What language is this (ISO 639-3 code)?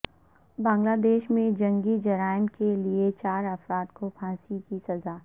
urd